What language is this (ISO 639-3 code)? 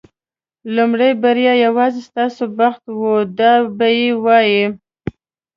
pus